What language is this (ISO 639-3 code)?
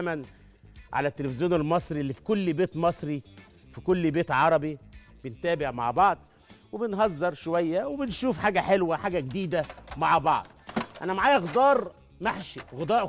ara